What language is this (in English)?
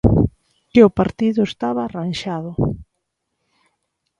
Galician